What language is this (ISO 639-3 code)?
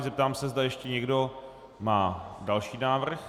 ces